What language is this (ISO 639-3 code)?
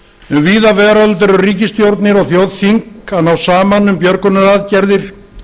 isl